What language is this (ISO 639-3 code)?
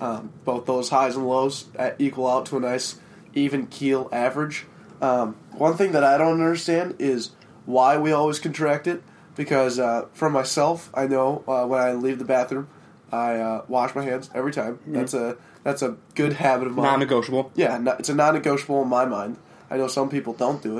eng